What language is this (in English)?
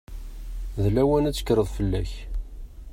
Kabyle